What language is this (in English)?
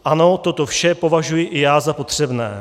Czech